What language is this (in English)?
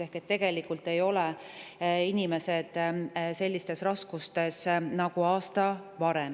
Estonian